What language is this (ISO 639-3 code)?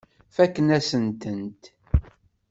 kab